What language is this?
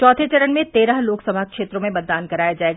Hindi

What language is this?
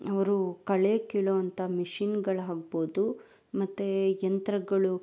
Kannada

